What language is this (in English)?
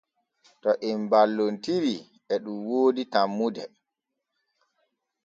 Borgu Fulfulde